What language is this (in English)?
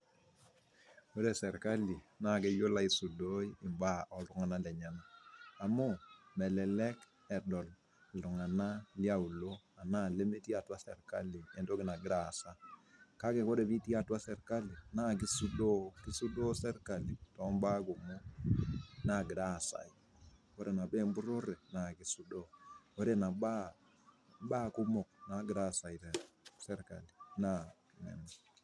Masai